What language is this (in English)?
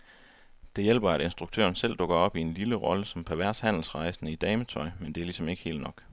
Danish